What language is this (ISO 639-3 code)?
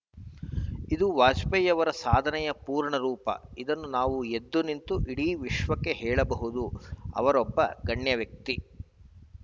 kan